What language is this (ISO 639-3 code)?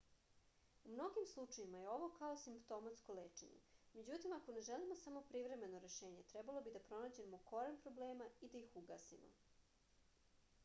srp